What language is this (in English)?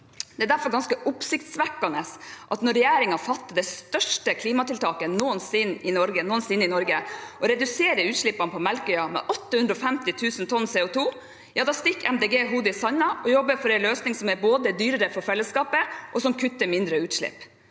Norwegian